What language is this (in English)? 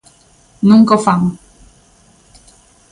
Galician